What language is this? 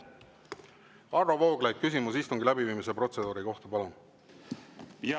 Estonian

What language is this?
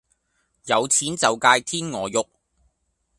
Cantonese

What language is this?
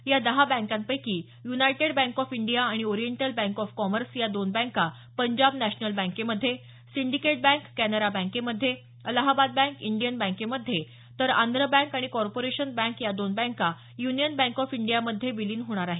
Marathi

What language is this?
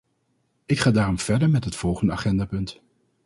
Dutch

